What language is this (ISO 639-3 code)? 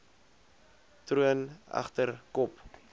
afr